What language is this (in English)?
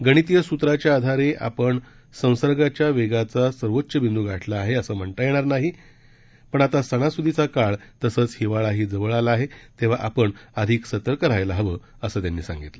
Marathi